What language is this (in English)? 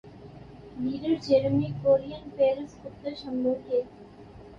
Urdu